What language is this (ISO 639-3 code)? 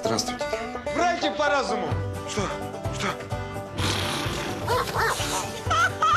rus